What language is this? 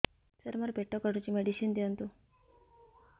Odia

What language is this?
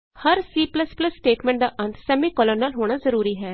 Punjabi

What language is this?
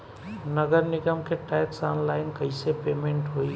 Bhojpuri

